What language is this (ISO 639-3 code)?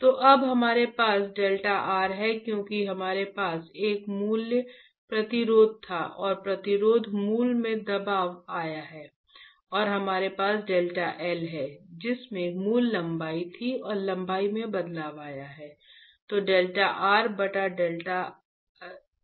hin